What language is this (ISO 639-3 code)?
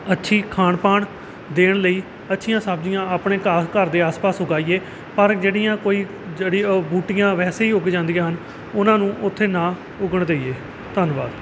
pan